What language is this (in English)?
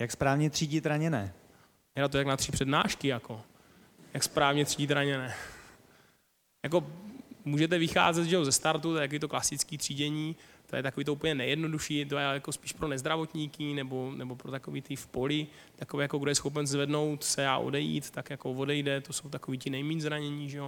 Czech